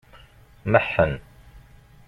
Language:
Kabyle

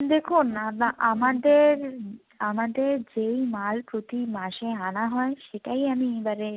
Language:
Bangla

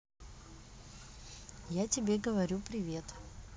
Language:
Russian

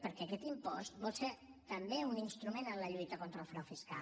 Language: Catalan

